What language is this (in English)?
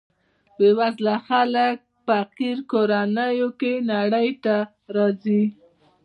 Pashto